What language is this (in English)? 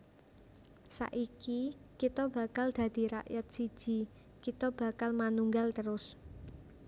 Javanese